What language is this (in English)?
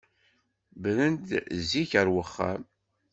Kabyle